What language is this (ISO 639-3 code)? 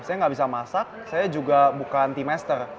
ind